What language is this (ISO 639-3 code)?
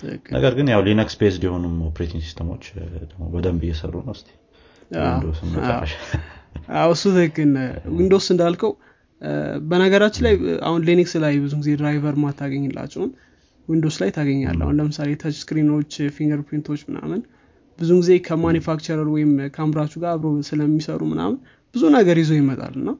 amh